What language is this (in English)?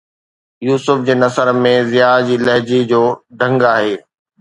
Sindhi